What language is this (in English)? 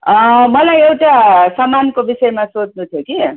Nepali